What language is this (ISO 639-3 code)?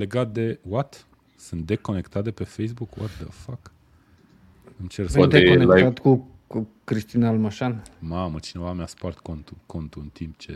ron